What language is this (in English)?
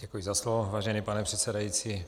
Czech